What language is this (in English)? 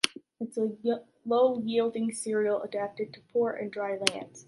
English